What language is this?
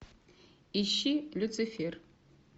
Russian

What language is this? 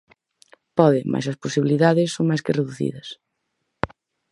Galician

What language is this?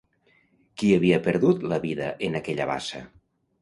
Catalan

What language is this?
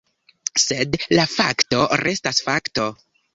Esperanto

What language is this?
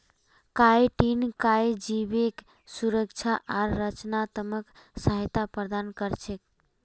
Magahi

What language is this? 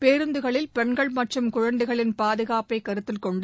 Tamil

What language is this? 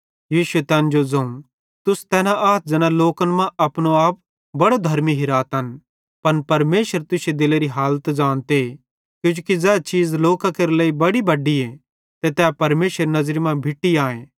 Bhadrawahi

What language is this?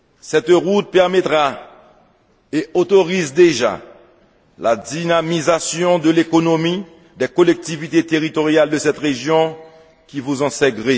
French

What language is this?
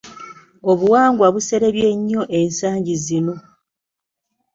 Ganda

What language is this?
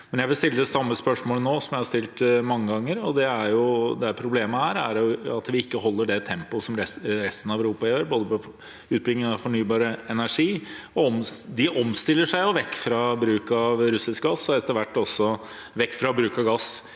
Norwegian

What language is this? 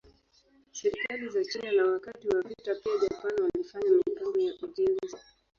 Swahili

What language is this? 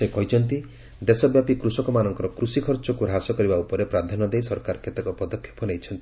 Odia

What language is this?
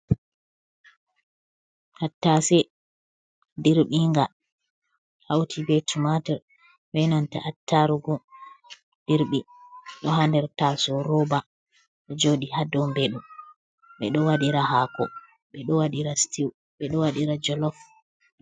Fula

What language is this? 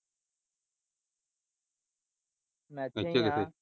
Punjabi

